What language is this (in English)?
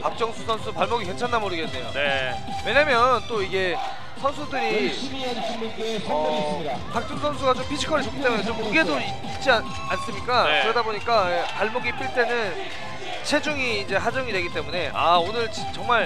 Korean